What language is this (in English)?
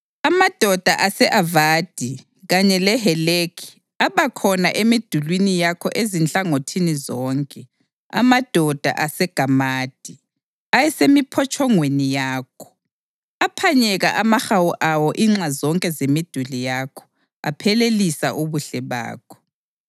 North Ndebele